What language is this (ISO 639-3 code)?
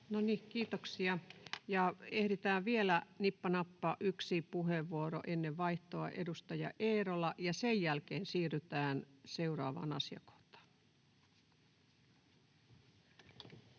fin